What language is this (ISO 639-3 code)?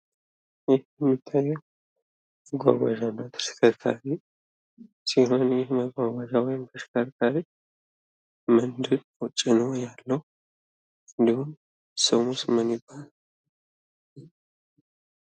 amh